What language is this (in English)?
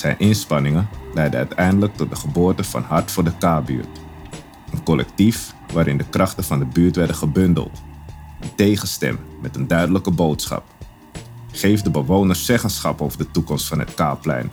Dutch